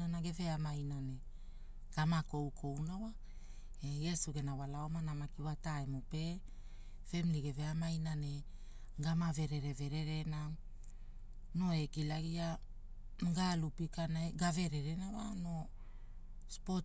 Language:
Hula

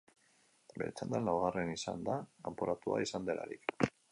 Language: Basque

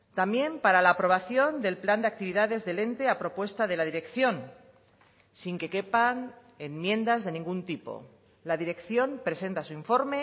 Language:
Spanish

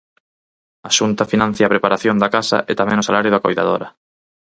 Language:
Galician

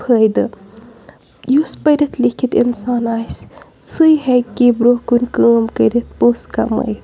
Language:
Kashmiri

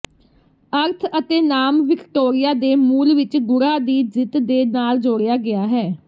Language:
Punjabi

